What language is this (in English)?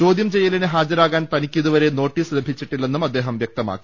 Malayalam